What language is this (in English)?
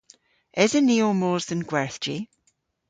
Cornish